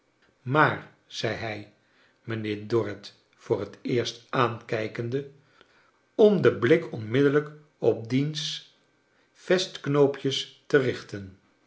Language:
Dutch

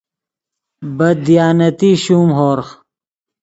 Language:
Yidgha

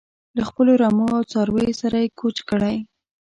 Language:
Pashto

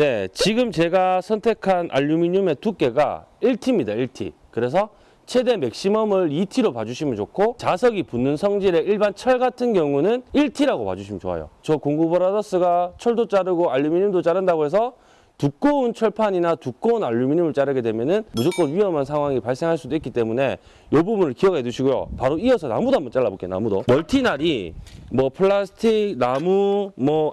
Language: Korean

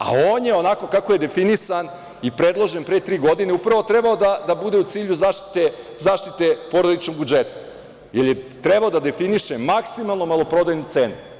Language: Serbian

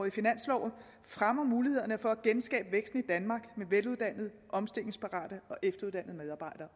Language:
Danish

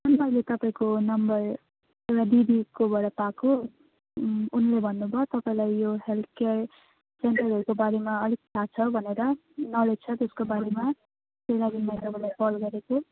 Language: Nepali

